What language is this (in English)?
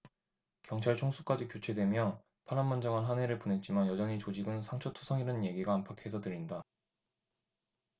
Korean